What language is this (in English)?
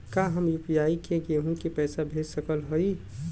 Bhojpuri